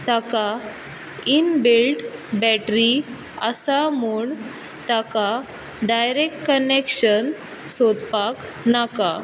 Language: Konkani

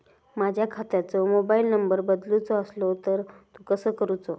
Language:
Marathi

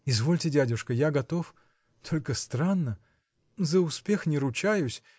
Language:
Russian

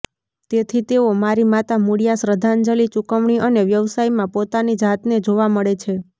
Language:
Gujarati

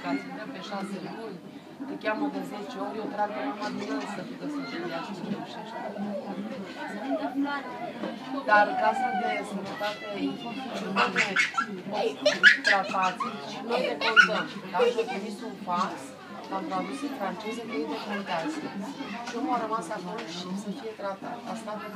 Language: Romanian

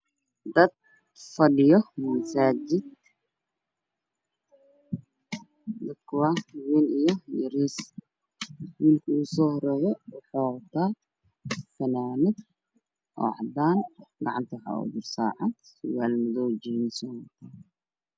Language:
Somali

